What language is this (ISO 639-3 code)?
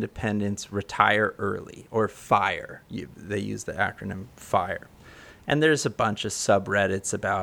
eng